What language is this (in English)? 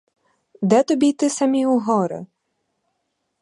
Ukrainian